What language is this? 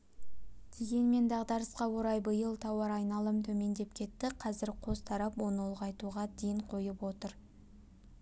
Kazakh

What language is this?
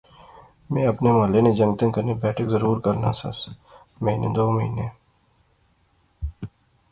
Pahari-Potwari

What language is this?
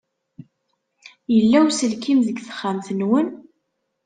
Kabyle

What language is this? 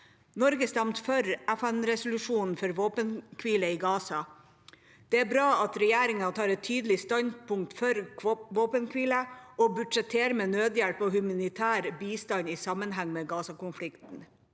Norwegian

